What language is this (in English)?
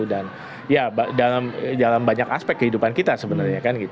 Indonesian